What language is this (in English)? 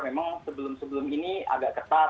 Indonesian